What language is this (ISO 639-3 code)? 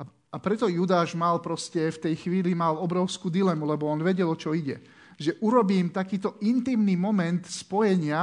slk